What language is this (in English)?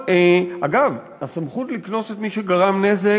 Hebrew